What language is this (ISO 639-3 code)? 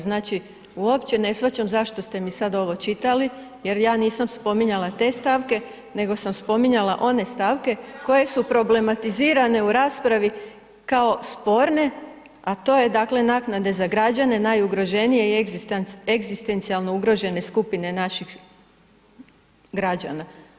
hrv